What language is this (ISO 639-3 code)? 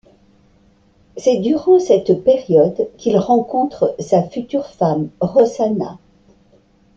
fra